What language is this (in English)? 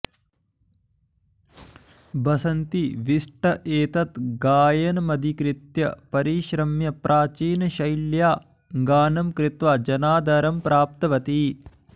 Sanskrit